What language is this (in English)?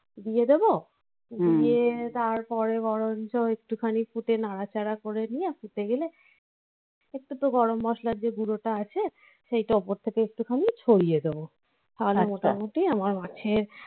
Bangla